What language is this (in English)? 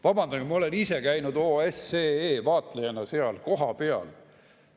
Estonian